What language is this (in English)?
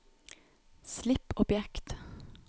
Norwegian